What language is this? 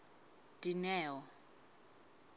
Southern Sotho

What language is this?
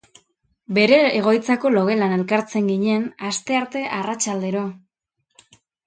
Basque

